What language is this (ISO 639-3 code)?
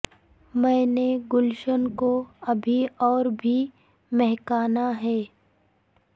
urd